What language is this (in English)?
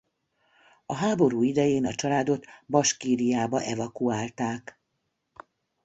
Hungarian